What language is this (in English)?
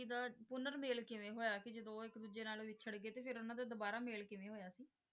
Punjabi